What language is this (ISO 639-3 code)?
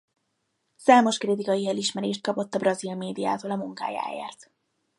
hun